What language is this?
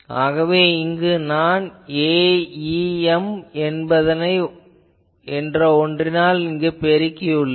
Tamil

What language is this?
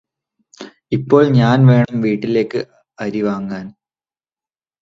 Malayalam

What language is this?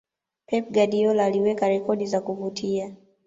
Swahili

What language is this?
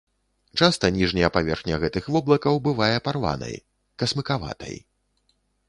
Belarusian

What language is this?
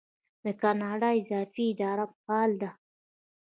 Pashto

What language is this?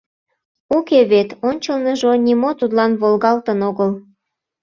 Mari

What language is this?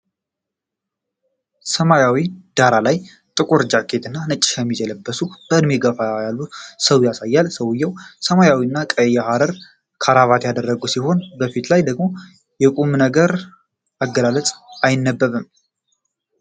Amharic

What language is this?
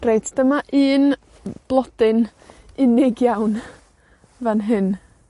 Welsh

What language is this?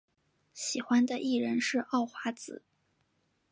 Chinese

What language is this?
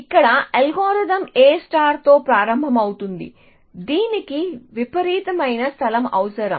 Telugu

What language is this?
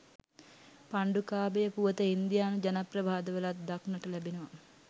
Sinhala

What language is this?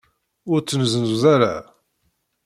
Kabyle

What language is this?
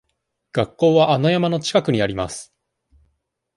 Japanese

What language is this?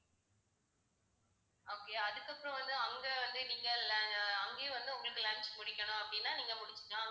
Tamil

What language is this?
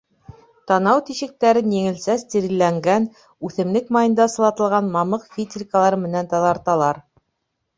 Bashkir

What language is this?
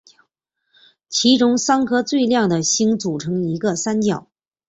Chinese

